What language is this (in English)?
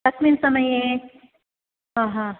Sanskrit